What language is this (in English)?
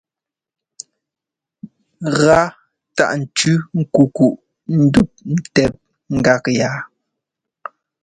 Ngomba